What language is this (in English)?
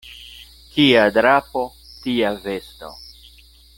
Esperanto